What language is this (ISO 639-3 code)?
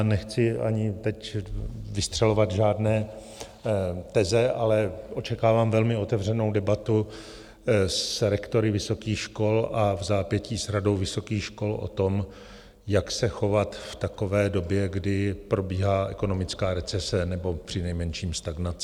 ces